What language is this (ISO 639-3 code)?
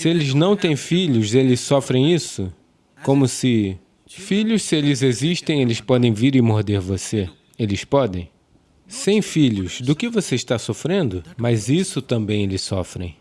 por